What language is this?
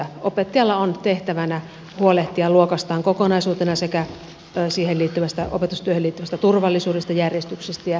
Finnish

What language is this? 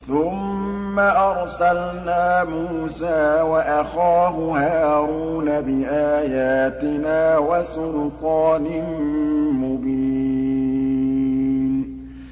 Arabic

